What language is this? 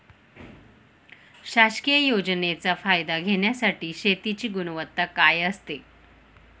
Marathi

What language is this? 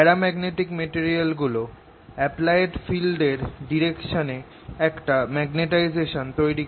Bangla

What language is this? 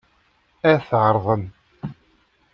Kabyle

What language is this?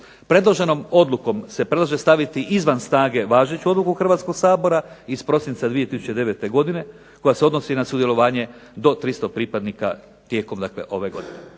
Croatian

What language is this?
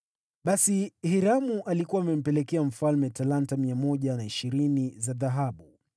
Swahili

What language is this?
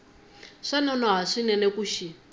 Tsonga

